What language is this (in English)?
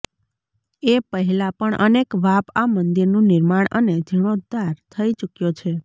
Gujarati